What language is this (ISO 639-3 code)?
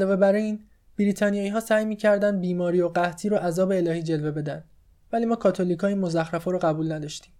fas